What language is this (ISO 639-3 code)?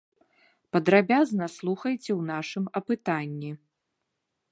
bel